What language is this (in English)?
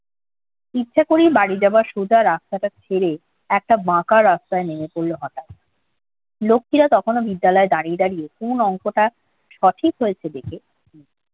Bangla